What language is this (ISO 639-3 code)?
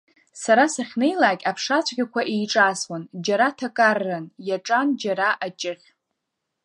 abk